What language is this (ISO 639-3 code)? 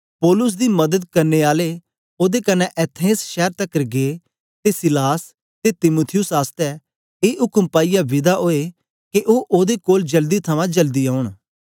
doi